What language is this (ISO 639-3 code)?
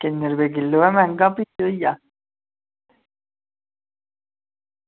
doi